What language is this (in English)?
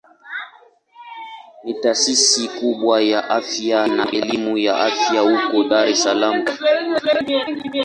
Swahili